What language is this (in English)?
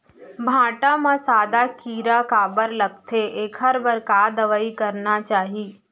Chhattisgarhi